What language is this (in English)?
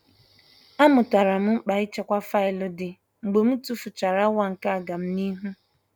Igbo